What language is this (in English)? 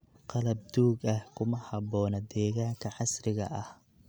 Somali